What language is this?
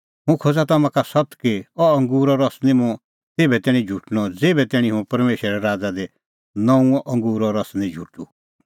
Kullu Pahari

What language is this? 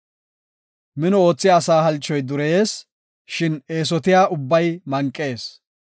Gofa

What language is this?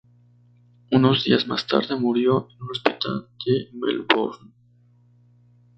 Spanish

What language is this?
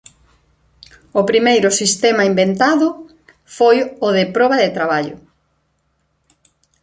Galician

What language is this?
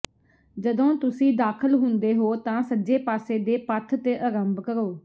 Punjabi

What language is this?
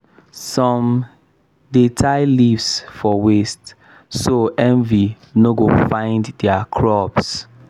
Nigerian Pidgin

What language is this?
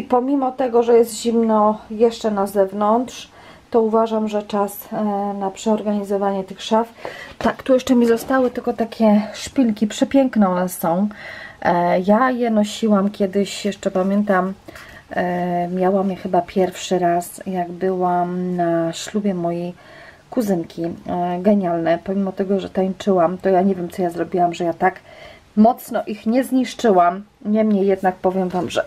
Polish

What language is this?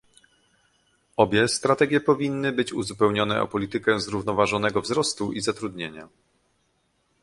Polish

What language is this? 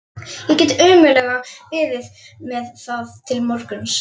Icelandic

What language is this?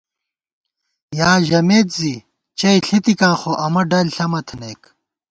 Gawar-Bati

